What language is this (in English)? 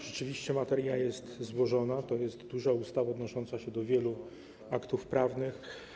Polish